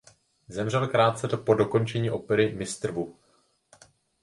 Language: Czech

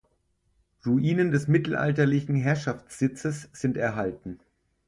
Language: German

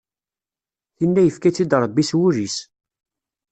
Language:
Kabyle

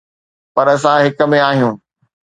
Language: Sindhi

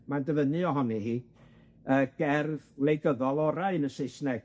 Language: Welsh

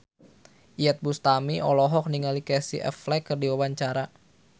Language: Sundanese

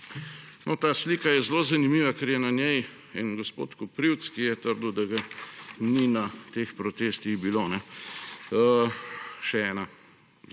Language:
Slovenian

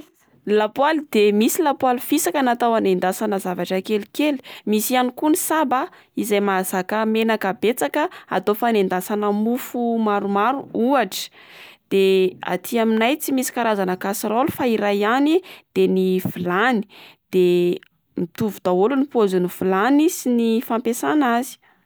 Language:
Malagasy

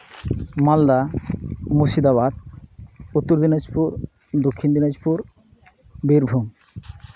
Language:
Santali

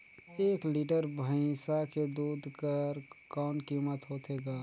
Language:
Chhattisgarhi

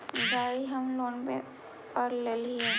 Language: Magahi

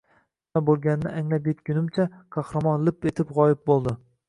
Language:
Uzbek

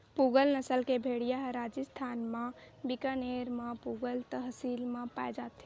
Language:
Chhattisgarhi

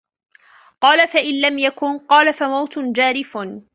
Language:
Arabic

